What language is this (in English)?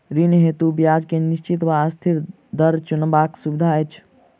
Maithili